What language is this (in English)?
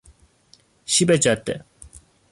Persian